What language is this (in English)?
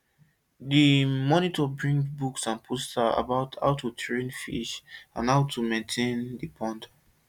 Nigerian Pidgin